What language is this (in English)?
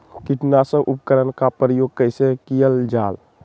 Magahi